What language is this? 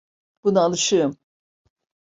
Turkish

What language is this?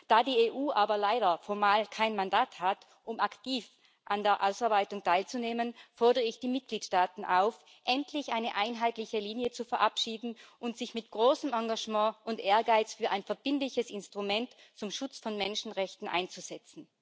German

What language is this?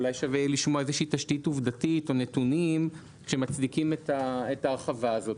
Hebrew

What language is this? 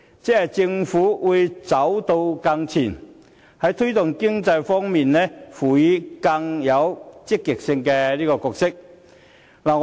Cantonese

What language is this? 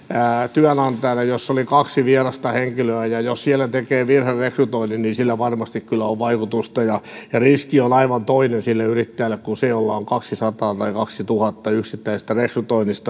Finnish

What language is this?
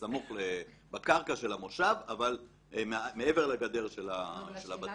Hebrew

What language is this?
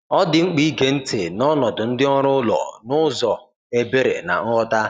Igbo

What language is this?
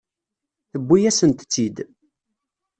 Kabyle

